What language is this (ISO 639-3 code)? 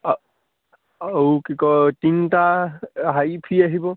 asm